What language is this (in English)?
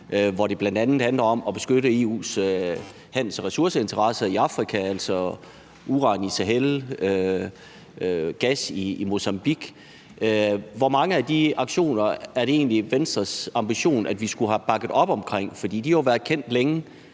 Danish